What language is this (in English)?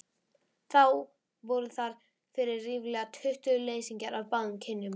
Icelandic